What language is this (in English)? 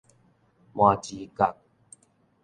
Min Nan Chinese